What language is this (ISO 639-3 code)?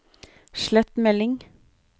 nor